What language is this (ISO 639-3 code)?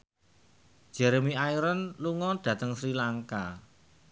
jav